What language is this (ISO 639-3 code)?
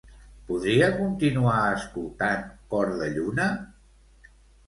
cat